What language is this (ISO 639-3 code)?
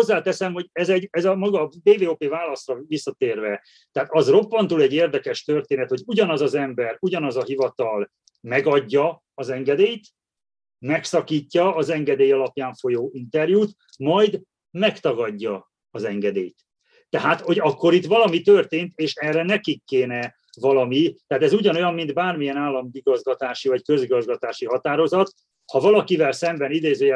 hun